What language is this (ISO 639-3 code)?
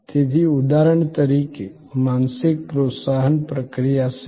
guj